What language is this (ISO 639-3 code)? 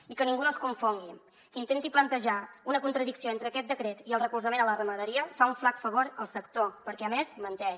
cat